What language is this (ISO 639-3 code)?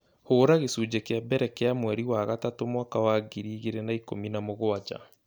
kik